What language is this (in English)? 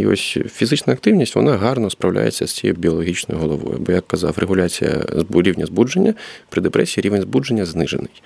Ukrainian